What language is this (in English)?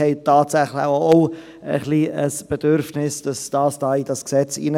Swiss German